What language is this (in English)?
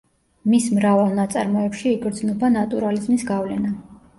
Georgian